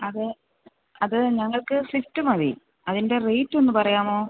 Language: Malayalam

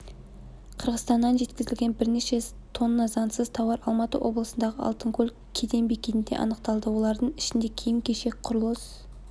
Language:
Kazakh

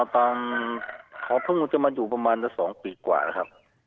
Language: Thai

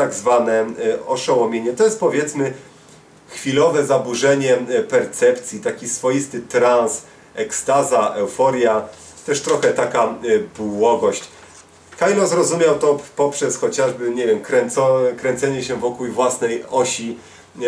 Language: Polish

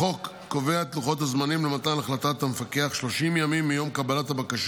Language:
Hebrew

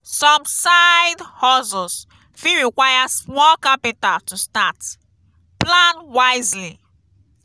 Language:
Nigerian Pidgin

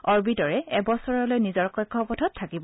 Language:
Assamese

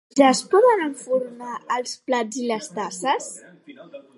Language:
Catalan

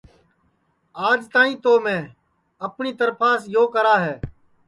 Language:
Sansi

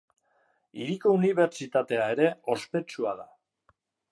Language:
Basque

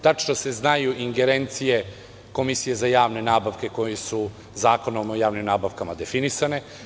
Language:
Serbian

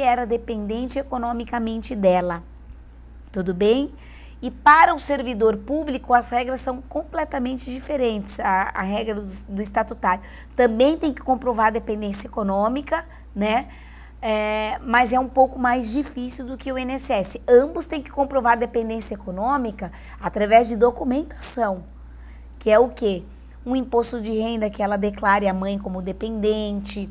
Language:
Portuguese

